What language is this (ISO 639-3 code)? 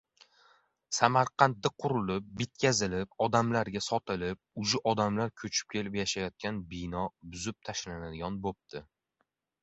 uzb